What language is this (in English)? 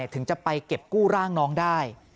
Thai